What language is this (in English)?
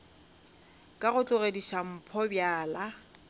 Northern Sotho